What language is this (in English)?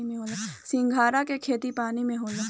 Bhojpuri